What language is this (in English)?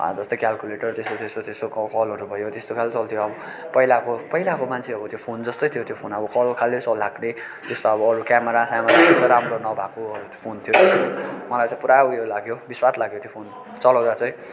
Nepali